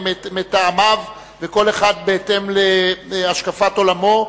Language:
Hebrew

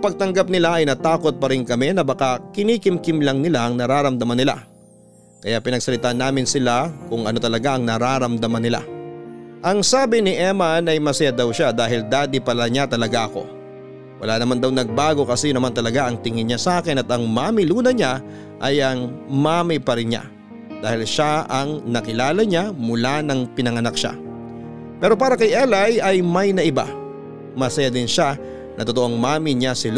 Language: Filipino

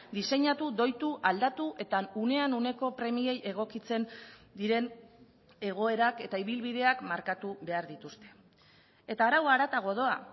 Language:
Basque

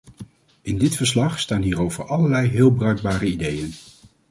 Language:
Dutch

